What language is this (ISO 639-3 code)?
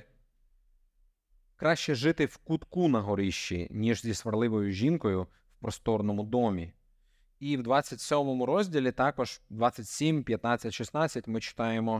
ukr